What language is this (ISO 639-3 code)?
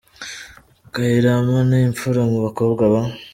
kin